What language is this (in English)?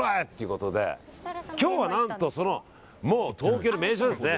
Japanese